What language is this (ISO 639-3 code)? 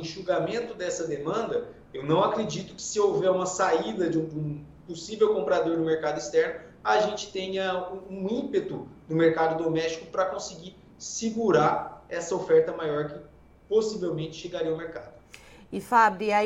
por